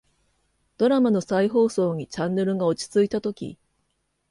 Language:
Japanese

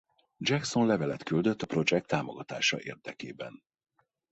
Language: Hungarian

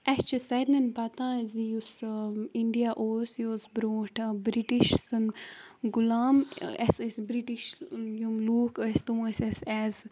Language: Kashmiri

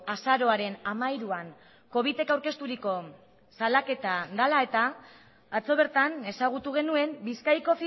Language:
Basque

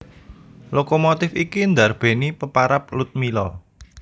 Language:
Javanese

